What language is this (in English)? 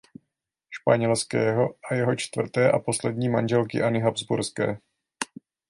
Czech